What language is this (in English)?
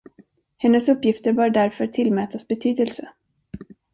Swedish